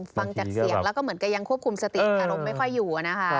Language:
Thai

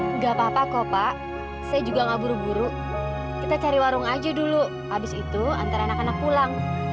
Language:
Indonesian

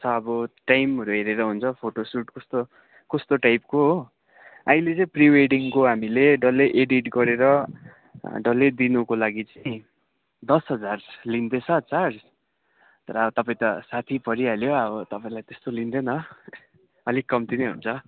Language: Nepali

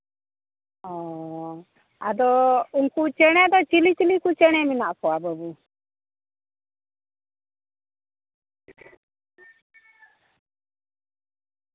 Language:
Santali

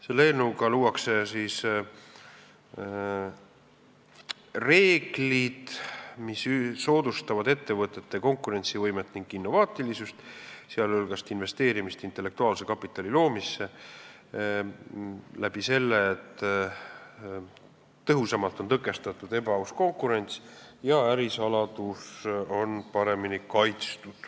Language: Estonian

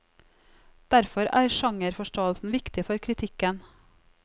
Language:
Norwegian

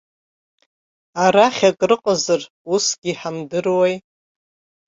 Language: Abkhazian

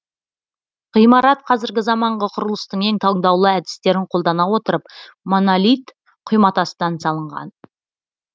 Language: Kazakh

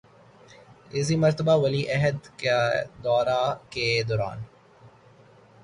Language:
Urdu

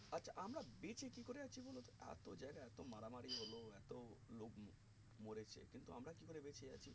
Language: Bangla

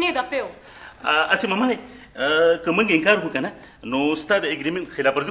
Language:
Romanian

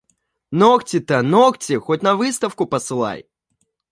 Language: Russian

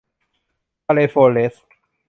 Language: Thai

